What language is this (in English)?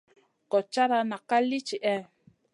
Masana